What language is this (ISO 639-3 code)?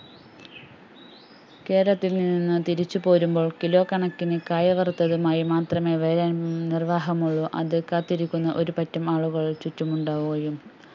mal